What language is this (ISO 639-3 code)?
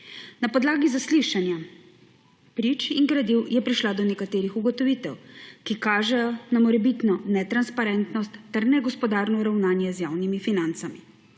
slv